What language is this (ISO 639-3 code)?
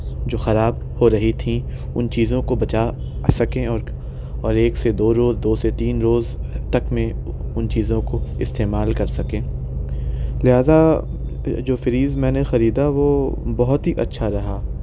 urd